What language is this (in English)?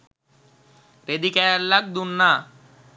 Sinhala